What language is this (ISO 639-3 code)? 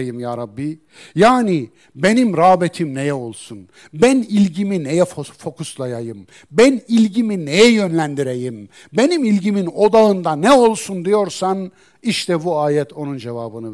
tur